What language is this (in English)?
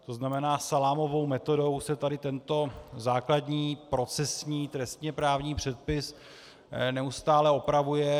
Czech